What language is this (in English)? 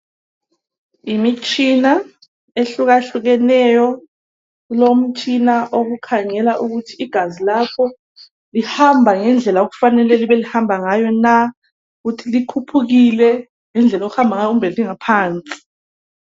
North Ndebele